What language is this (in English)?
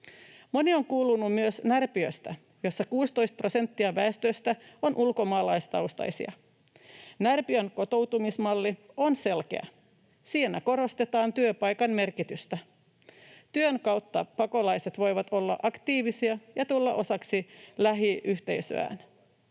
Finnish